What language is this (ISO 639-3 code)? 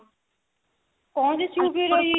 ori